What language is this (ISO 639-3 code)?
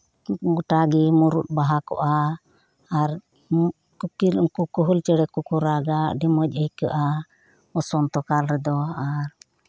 sat